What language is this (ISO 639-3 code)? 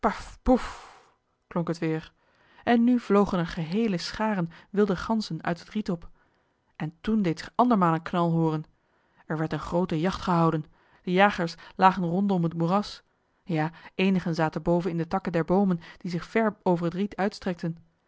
nld